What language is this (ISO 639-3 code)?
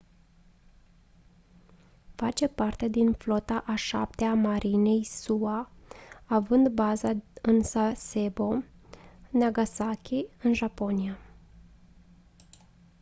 ron